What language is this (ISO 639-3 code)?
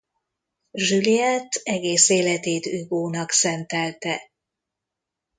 hun